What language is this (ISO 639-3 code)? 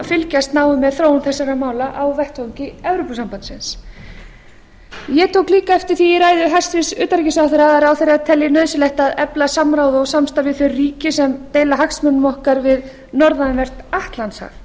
isl